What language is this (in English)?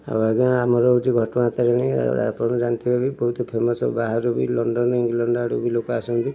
Odia